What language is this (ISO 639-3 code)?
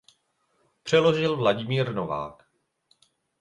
ces